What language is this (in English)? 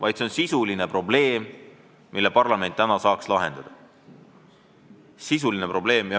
Estonian